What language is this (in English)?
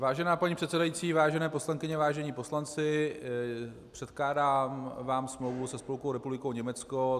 Czech